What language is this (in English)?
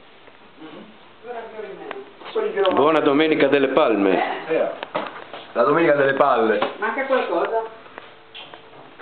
Italian